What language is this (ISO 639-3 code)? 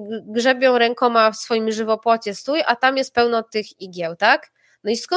pol